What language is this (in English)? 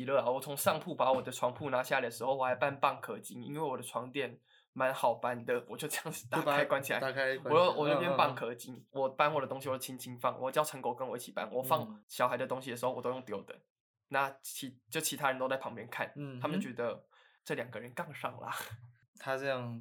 Chinese